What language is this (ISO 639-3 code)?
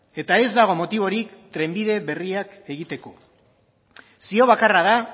eus